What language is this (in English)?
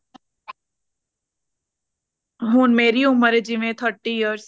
Punjabi